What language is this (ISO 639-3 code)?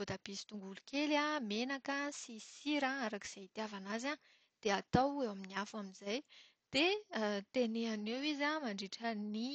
mlg